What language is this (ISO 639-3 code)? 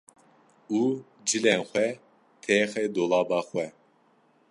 kur